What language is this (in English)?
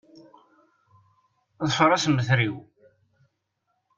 Kabyle